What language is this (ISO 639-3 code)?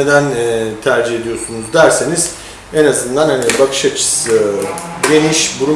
tur